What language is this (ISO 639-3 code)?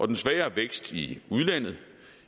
dan